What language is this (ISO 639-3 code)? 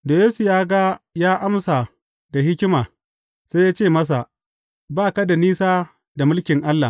hau